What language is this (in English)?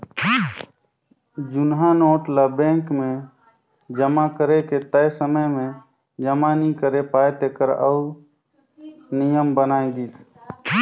Chhattisgarhi